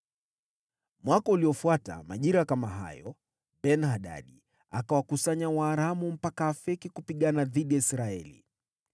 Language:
Swahili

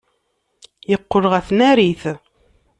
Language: Kabyle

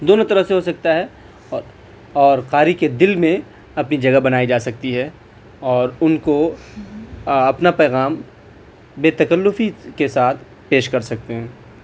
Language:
Urdu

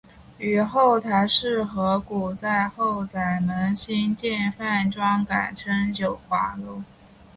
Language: Chinese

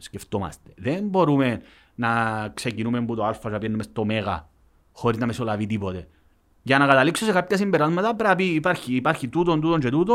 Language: Greek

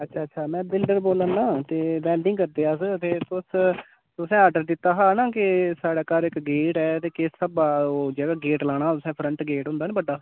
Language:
Dogri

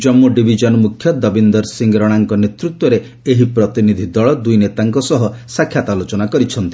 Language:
Odia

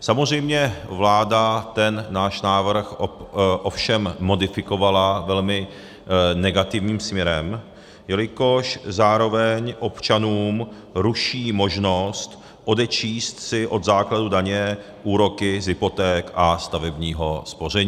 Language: Czech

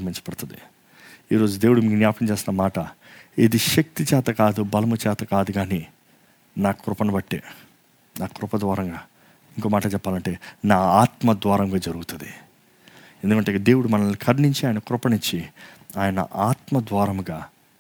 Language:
Telugu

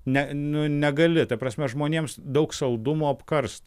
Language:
Lithuanian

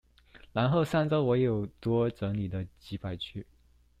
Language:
Chinese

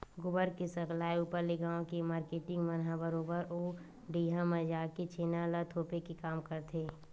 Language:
Chhattisgarhi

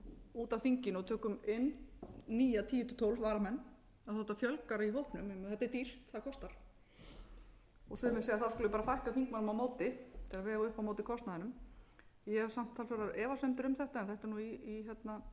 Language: Icelandic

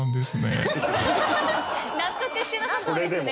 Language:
Japanese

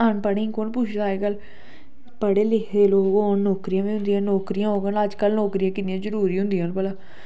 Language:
Dogri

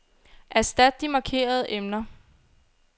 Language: Danish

